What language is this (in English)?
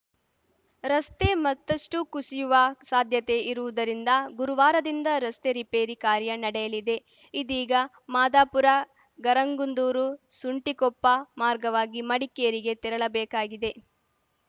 Kannada